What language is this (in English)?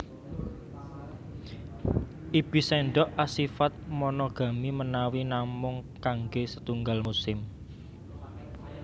Javanese